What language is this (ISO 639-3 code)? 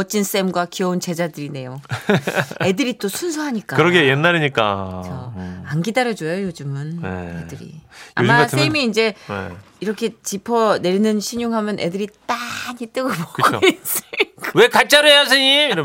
kor